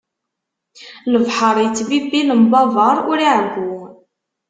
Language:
Kabyle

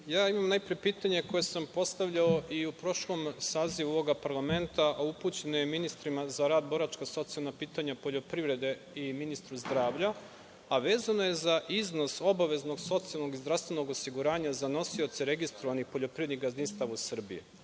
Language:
Serbian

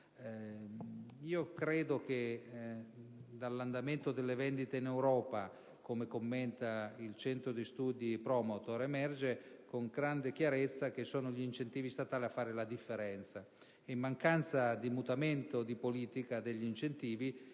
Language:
Italian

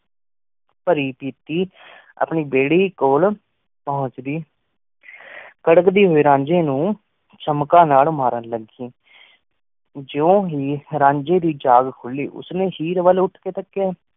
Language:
Punjabi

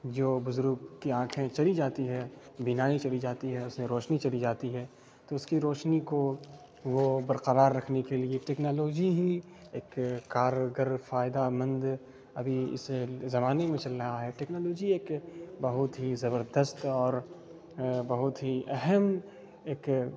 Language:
Urdu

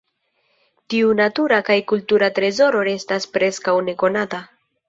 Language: Esperanto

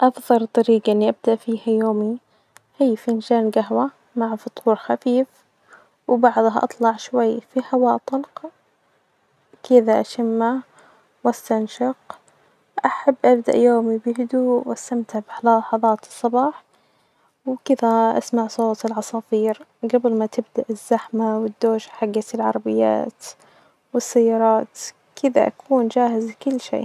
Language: Najdi Arabic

